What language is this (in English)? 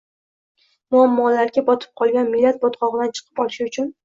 Uzbek